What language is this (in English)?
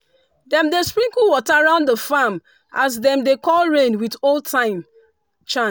Nigerian Pidgin